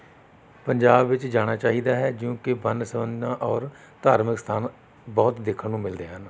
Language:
Punjabi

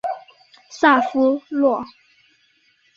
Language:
Chinese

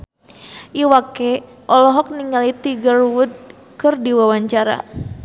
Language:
Sundanese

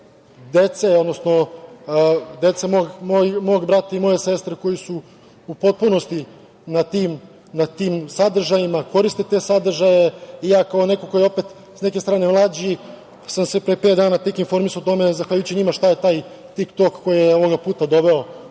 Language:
Serbian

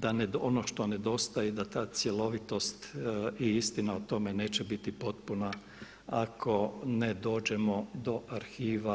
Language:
Croatian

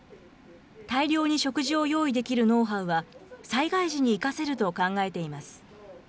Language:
Japanese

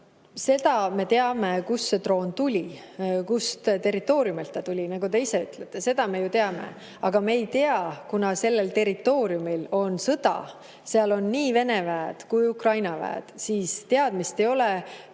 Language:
Estonian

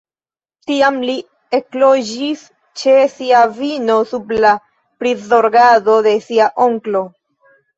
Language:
Esperanto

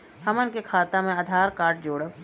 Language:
Bhojpuri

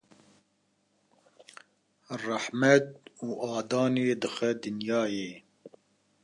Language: Kurdish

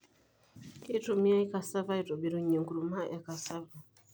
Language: Masai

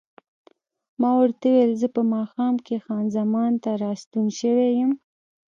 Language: Pashto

